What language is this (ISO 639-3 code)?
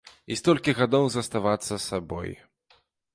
bel